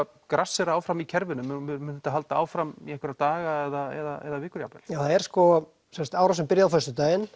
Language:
Icelandic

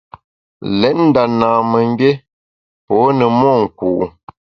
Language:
Bamun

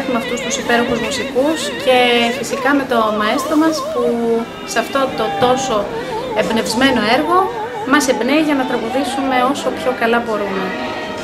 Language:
Greek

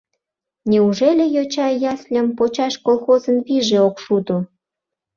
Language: Mari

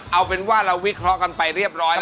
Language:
Thai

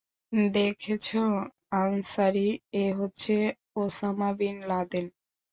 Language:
Bangla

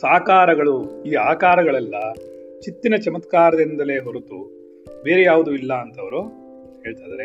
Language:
Kannada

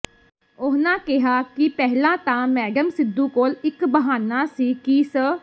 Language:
Punjabi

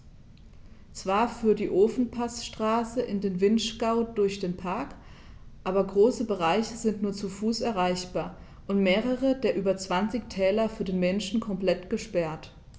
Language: German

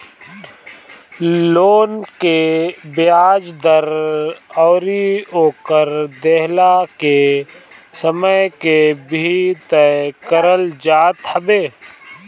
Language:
Bhojpuri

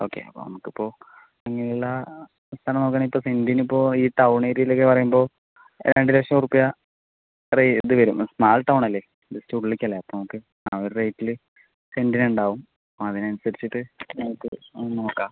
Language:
Malayalam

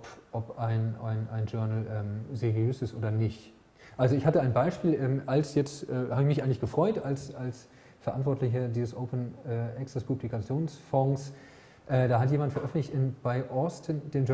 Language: German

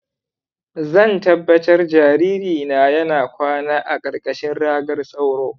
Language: Hausa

